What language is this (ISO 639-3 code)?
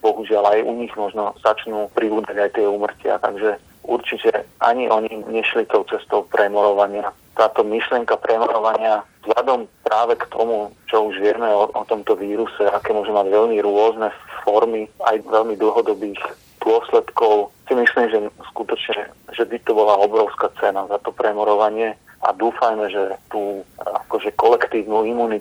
slk